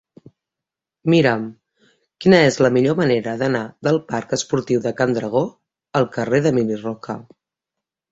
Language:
Catalan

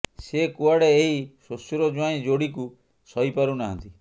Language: Odia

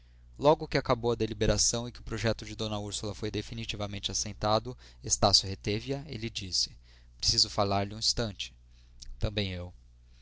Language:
Portuguese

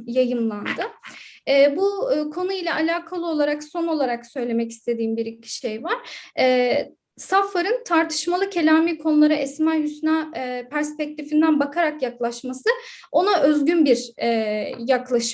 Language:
Turkish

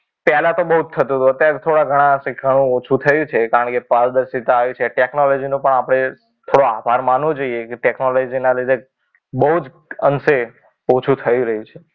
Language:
Gujarati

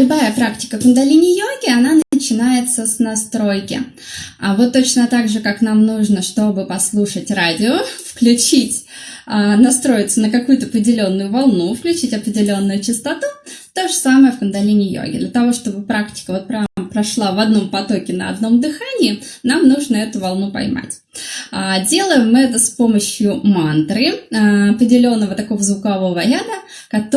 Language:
Russian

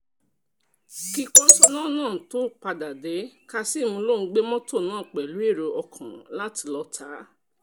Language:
Yoruba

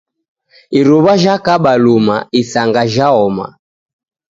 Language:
Taita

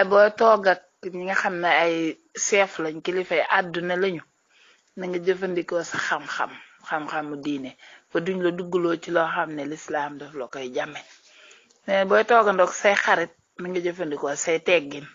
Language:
Arabic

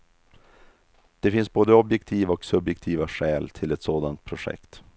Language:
Swedish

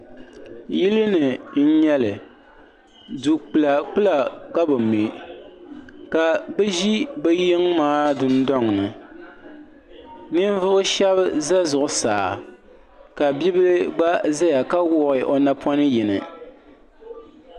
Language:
Dagbani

